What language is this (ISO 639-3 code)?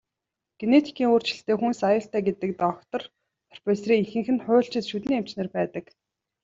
mon